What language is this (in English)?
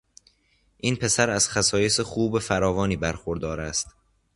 Persian